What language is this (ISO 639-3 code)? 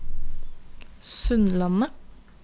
nor